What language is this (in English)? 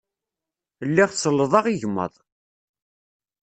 Kabyle